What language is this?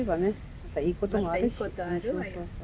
Japanese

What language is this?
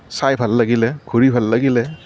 Assamese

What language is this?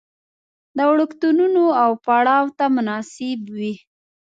Pashto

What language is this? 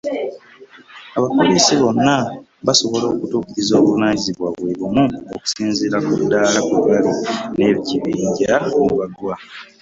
Ganda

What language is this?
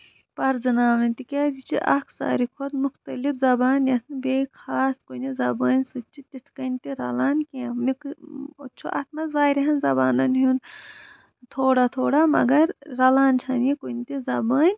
Kashmiri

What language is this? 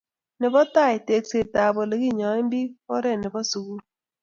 Kalenjin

